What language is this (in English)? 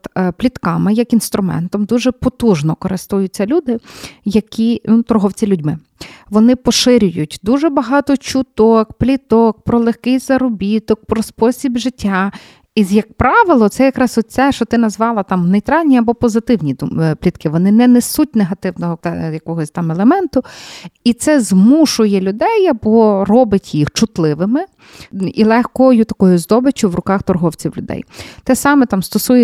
Ukrainian